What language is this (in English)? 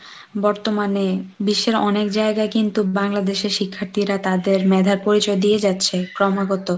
Bangla